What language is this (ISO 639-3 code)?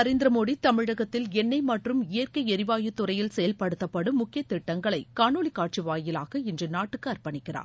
tam